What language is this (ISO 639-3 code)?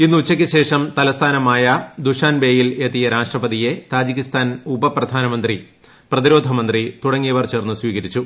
mal